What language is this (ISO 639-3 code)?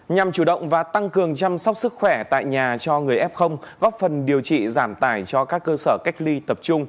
vie